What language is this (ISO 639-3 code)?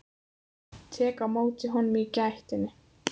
isl